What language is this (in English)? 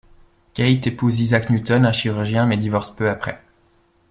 French